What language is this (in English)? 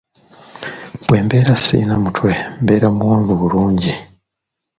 Ganda